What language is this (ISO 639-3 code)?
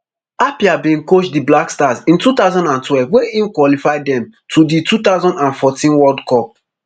pcm